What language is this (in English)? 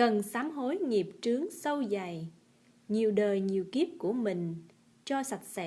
Vietnamese